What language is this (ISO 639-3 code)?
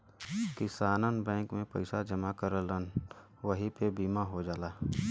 bho